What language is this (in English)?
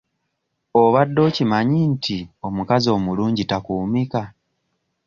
Ganda